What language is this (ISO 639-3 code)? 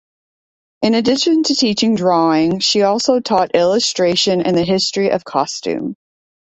eng